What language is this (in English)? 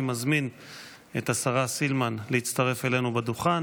Hebrew